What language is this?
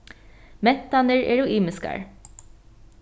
Faroese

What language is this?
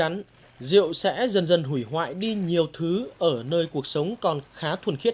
Vietnamese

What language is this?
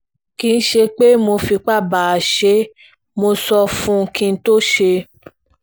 Yoruba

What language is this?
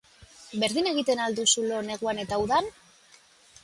Basque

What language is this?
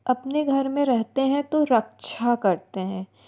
Hindi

